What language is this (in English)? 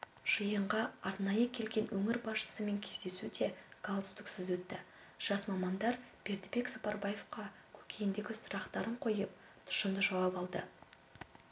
Kazakh